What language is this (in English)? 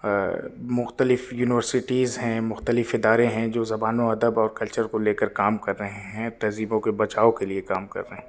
Urdu